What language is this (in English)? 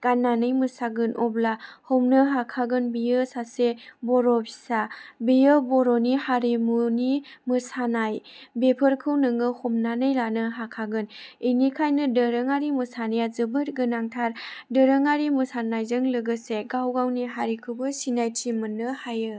Bodo